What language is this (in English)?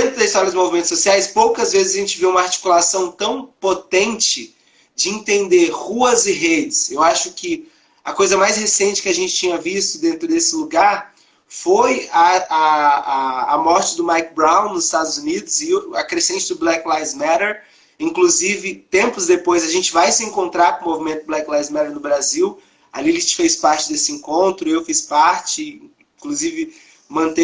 Portuguese